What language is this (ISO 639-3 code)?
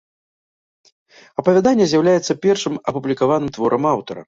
bel